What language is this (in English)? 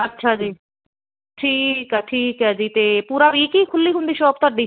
Punjabi